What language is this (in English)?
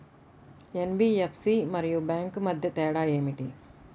Telugu